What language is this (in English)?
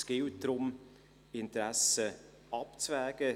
Swiss German